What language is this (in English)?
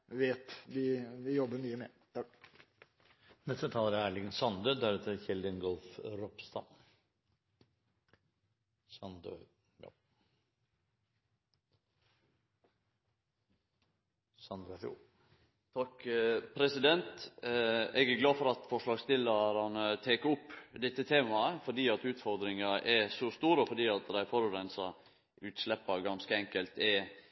Norwegian